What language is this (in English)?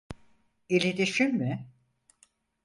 Turkish